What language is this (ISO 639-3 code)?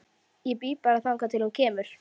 isl